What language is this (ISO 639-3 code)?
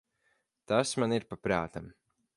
lav